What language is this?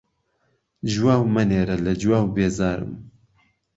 Central Kurdish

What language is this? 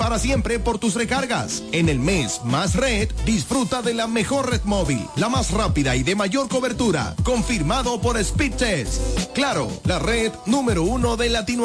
Spanish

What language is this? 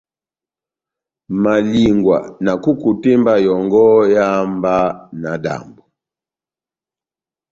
Batanga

